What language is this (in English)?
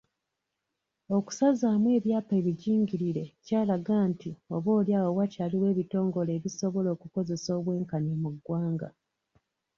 Ganda